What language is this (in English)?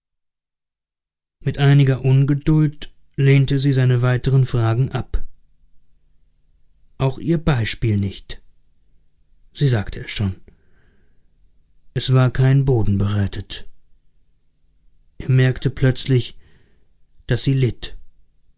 German